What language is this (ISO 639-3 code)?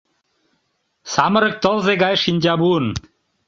chm